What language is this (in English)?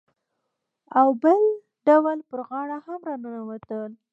Pashto